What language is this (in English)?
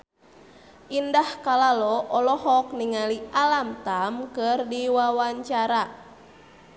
Sundanese